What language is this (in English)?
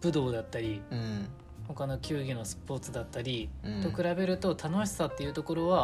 Japanese